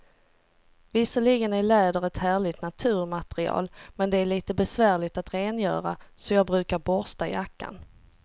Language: Swedish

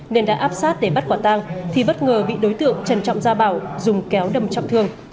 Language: Vietnamese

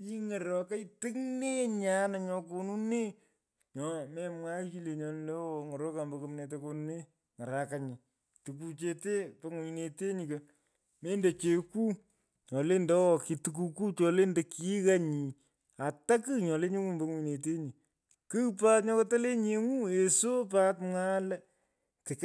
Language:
Pökoot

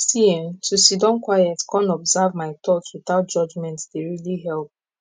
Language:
Nigerian Pidgin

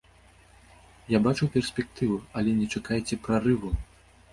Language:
Belarusian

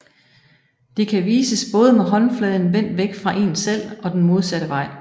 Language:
Danish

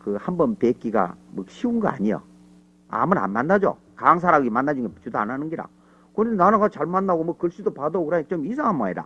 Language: Korean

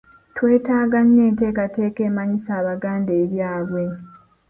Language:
Ganda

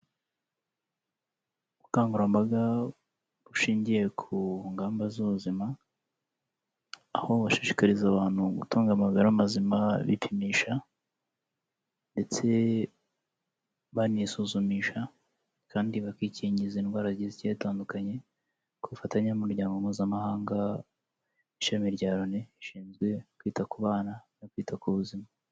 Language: Kinyarwanda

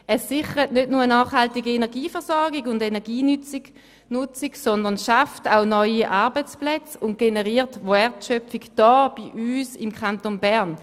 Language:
Swiss German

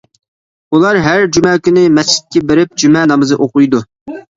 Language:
Uyghur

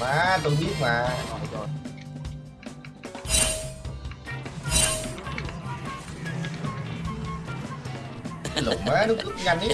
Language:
Vietnamese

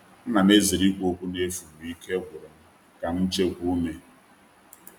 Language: Igbo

